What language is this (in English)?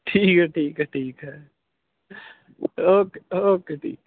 Punjabi